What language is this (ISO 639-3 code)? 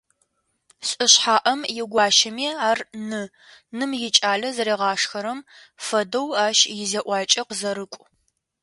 ady